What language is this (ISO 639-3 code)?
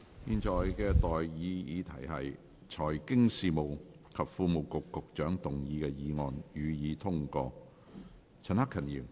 yue